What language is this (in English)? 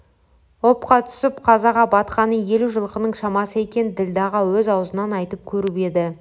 Kazakh